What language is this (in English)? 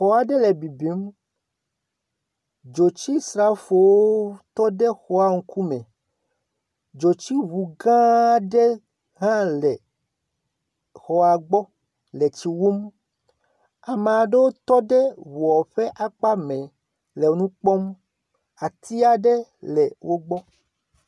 Ewe